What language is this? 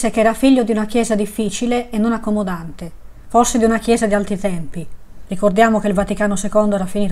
Italian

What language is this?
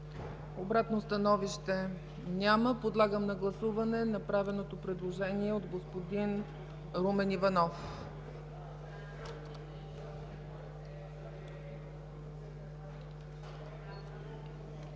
Bulgarian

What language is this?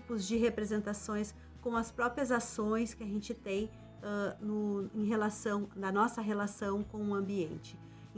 Portuguese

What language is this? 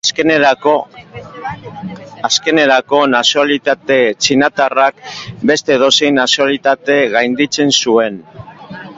Basque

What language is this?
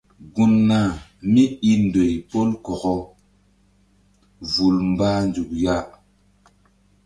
Mbum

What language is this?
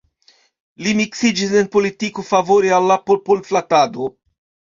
Esperanto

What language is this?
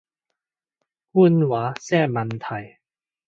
Cantonese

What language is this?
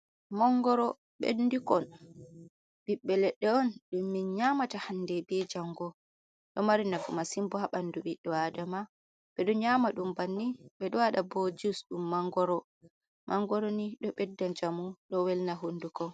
Fula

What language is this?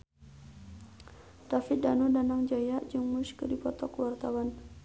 Sundanese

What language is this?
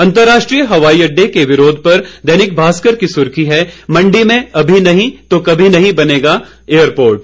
Hindi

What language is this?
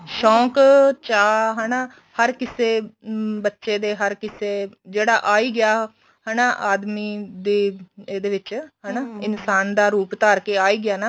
Punjabi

